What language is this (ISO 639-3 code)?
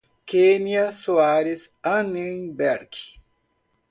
por